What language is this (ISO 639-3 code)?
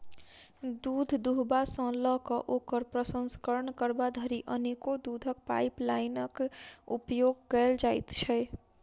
mai